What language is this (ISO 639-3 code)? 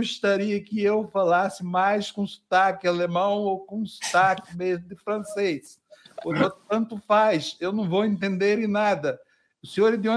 por